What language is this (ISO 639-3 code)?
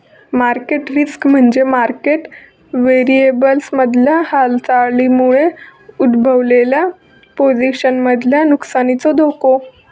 mar